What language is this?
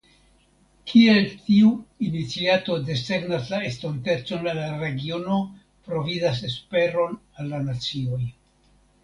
Esperanto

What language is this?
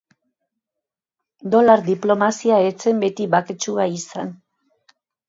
Basque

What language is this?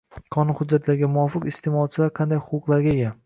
Uzbek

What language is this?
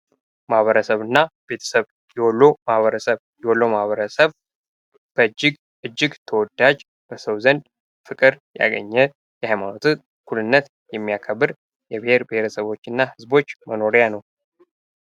Amharic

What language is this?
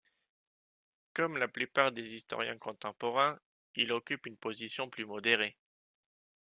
French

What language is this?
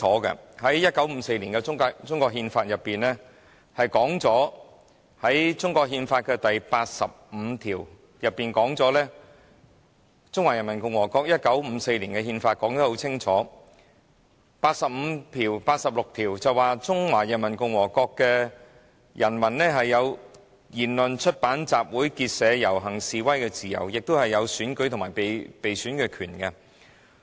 Cantonese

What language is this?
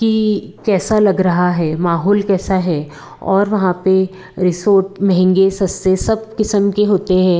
Hindi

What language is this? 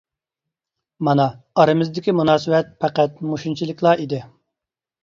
Uyghur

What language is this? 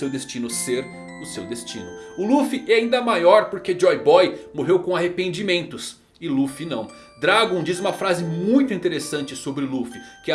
Portuguese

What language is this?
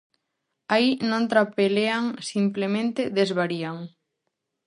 Galician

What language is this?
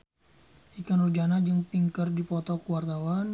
Sundanese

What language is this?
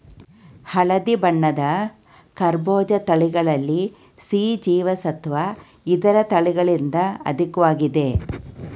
Kannada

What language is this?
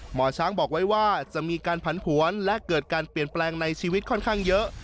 Thai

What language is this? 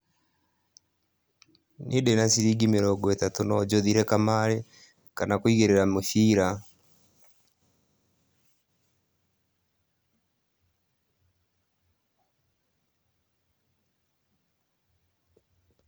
Kikuyu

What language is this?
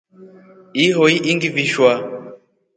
Rombo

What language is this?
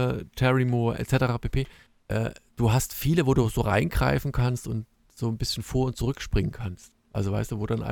German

